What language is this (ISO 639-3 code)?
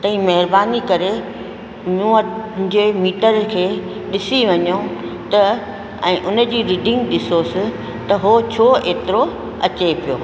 snd